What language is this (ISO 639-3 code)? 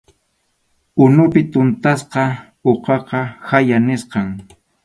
qxu